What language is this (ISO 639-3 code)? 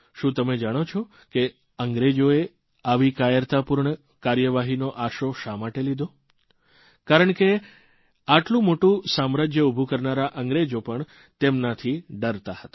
guj